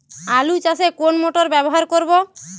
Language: Bangla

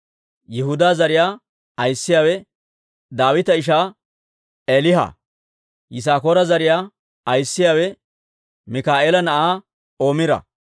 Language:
Dawro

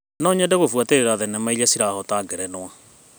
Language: Kikuyu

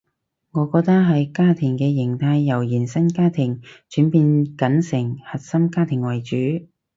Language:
Cantonese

